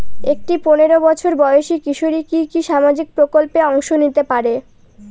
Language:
Bangla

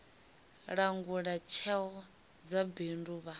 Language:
Venda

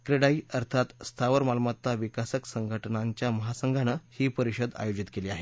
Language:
Marathi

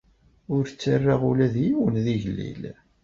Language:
Kabyle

